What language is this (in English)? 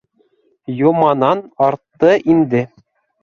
Bashkir